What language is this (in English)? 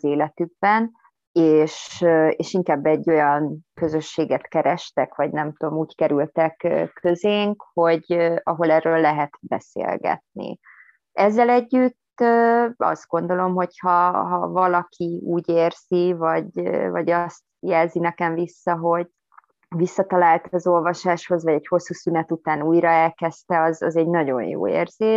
Hungarian